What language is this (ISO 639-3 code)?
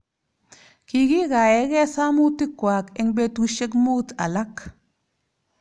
kln